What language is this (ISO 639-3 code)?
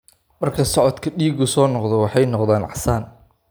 som